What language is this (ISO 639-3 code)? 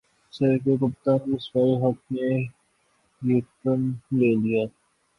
urd